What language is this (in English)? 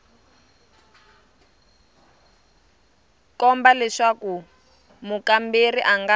Tsonga